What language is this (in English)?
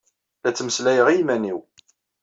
Kabyle